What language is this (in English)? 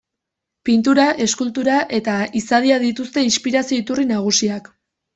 Basque